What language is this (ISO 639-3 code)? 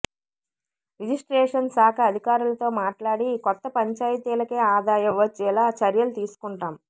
tel